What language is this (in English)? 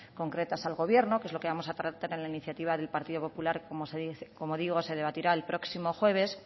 Spanish